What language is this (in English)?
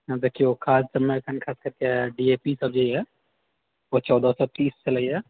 Maithili